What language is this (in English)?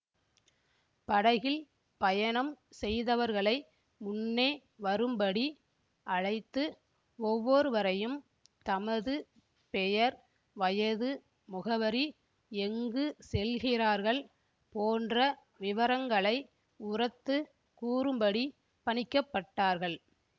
Tamil